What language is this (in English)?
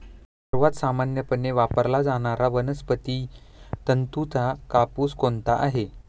Marathi